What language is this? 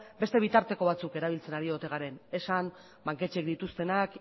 Basque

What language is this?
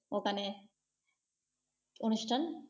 Bangla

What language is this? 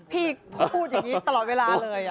Thai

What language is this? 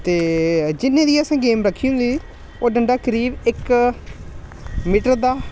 Dogri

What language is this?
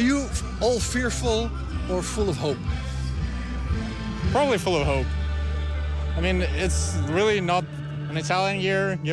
Dutch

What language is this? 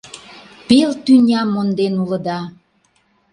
Mari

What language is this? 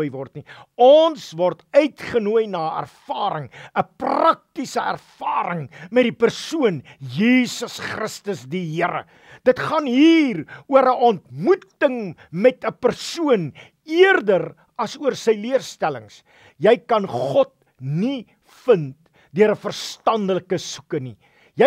Dutch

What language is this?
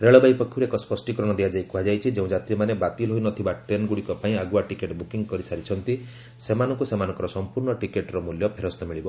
Odia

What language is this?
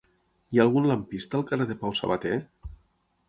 Catalan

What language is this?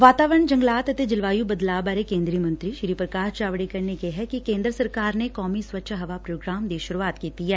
Punjabi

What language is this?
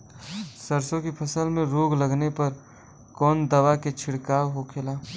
Bhojpuri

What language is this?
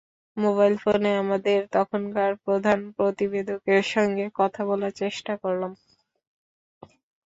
Bangla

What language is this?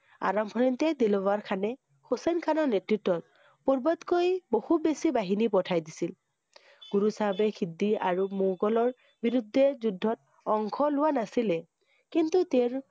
Assamese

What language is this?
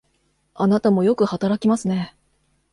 Japanese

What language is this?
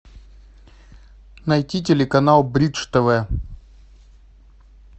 Russian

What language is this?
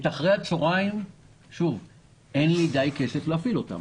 Hebrew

